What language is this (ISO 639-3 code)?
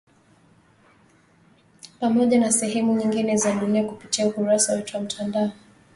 swa